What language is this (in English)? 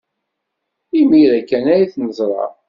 Kabyle